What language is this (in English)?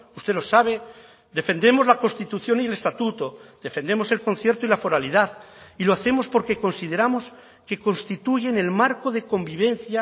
Spanish